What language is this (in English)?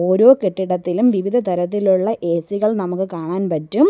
Malayalam